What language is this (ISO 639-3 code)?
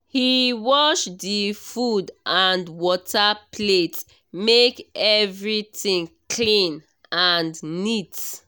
pcm